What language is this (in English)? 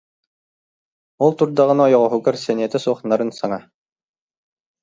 Yakut